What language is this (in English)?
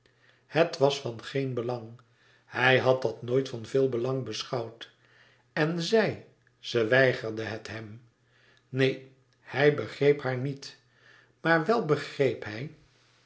Dutch